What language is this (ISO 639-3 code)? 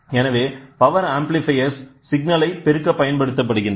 tam